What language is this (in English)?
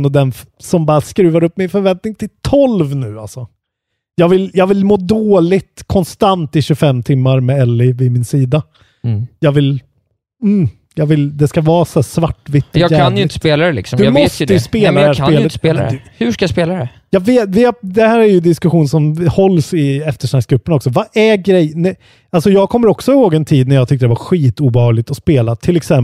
Swedish